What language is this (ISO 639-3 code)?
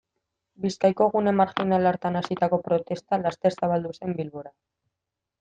eus